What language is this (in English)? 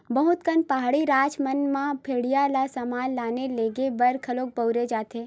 Chhattisgarhi